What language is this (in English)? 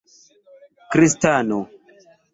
Esperanto